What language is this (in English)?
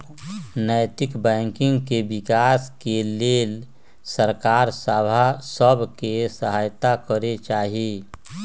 Magahi